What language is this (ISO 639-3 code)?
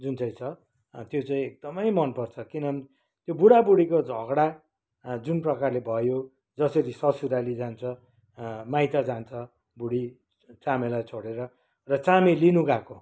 nep